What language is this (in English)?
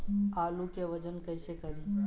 Bhojpuri